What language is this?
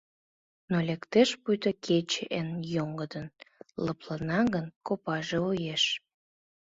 Mari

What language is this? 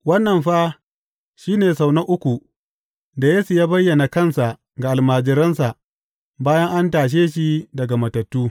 Hausa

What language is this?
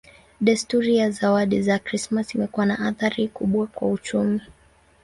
Swahili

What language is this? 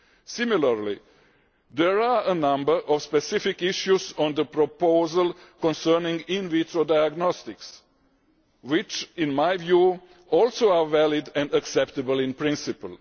English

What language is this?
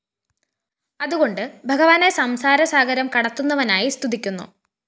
Malayalam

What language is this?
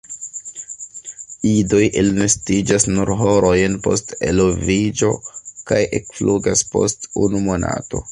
Esperanto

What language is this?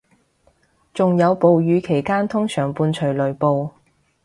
Cantonese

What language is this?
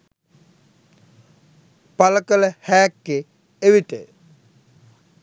Sinhala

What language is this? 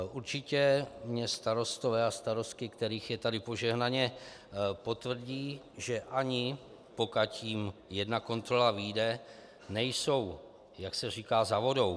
Czech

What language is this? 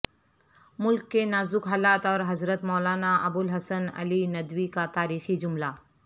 Urdu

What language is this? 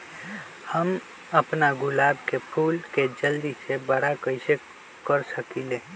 Magahi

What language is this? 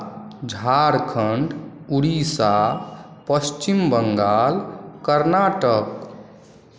Maithili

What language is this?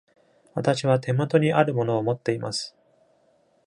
Japanese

